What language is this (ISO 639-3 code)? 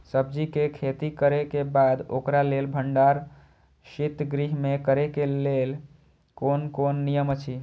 mai